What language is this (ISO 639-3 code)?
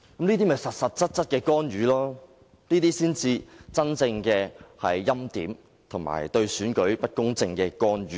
yue